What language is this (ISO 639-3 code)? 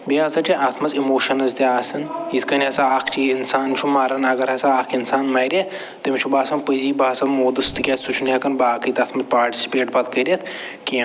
kas